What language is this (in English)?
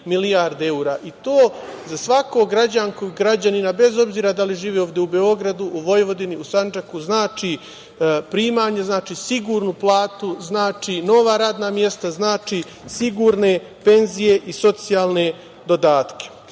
Serbian